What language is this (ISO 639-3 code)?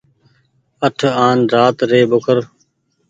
gig